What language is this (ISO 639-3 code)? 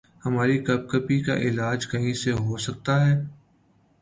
urd